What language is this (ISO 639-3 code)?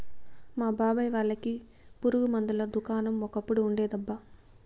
tel